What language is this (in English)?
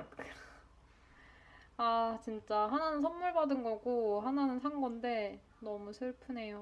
Korean